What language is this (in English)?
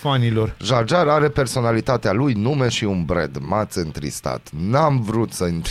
Romanian